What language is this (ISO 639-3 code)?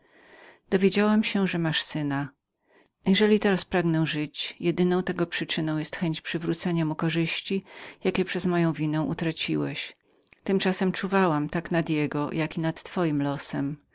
pol